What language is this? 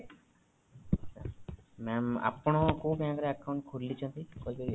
Odia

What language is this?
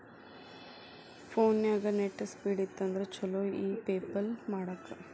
Kannada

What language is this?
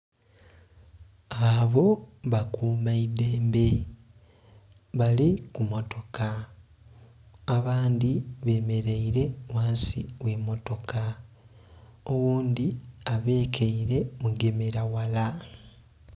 Soga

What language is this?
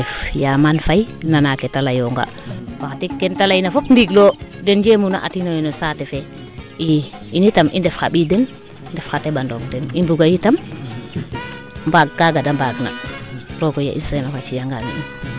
Serer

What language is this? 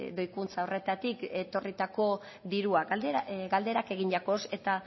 Basque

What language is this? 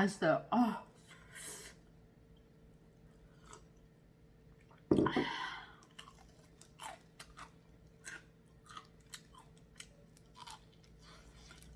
Korean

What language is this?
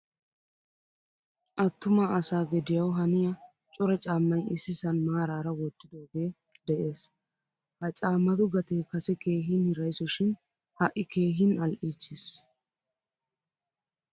Wolaytta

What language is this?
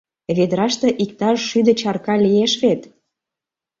Mari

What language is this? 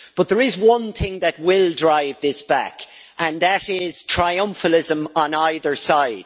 English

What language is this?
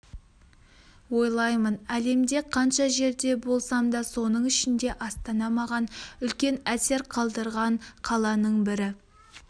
Kazakh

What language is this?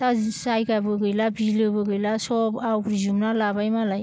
Bodo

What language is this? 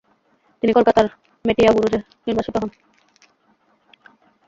Bangla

